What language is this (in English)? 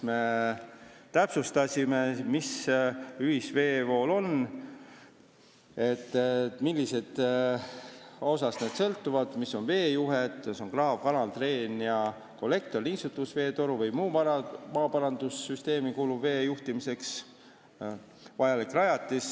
Estonian